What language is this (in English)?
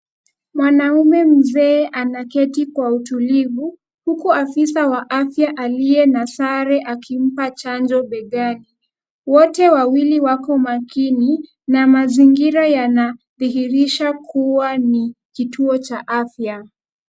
Swahili